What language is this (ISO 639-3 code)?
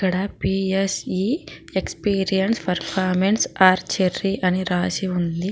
tel